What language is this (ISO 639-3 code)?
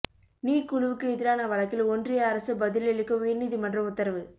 tam